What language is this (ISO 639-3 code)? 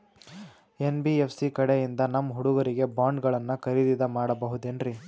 kan